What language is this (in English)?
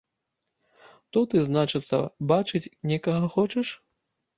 Belarusian